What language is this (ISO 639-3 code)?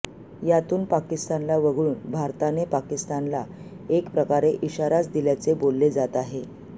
mar